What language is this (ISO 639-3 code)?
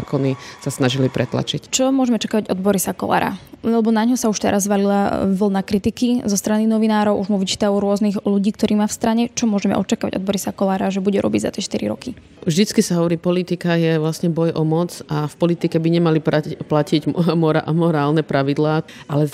slk